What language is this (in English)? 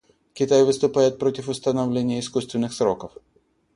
Russian